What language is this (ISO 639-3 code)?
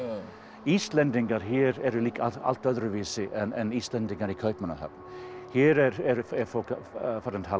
isl